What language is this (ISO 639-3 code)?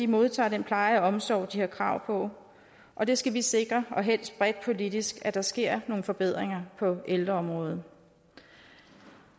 dan